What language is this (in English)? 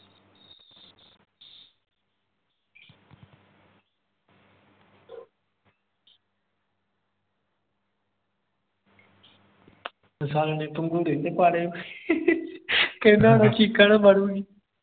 Punjabi